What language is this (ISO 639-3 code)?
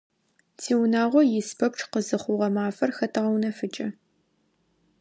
ady